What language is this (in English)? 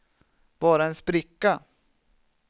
Swedish